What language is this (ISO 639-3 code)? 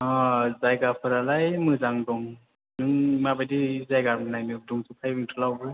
brx